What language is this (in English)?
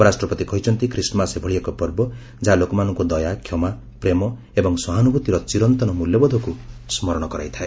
Odia